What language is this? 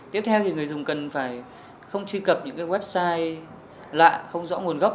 Vietnamese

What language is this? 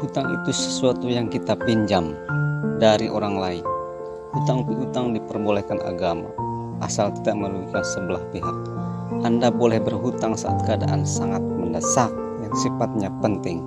Indonesian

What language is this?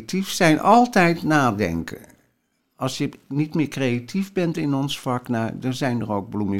Dutch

